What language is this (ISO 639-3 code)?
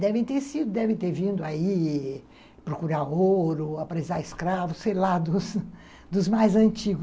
por